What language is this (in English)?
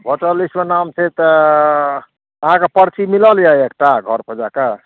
Maithili